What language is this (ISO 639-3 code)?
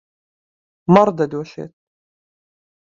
ckb